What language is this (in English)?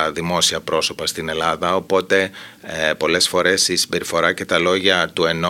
Greek